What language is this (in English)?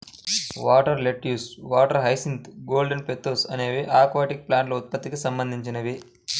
Telugu